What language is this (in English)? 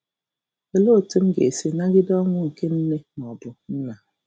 Igbo